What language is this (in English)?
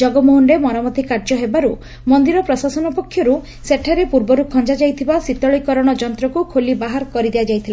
Odia